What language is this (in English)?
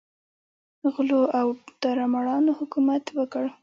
Pashto